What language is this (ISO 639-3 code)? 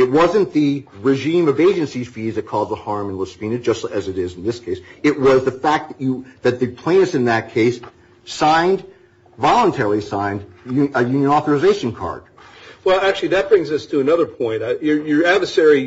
eng